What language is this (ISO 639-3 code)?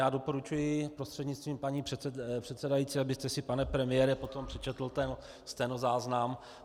ces